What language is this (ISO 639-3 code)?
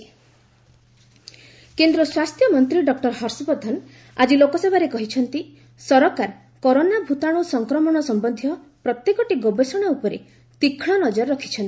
ori